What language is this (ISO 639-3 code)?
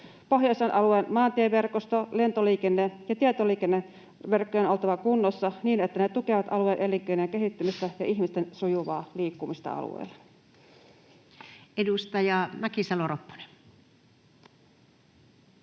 fin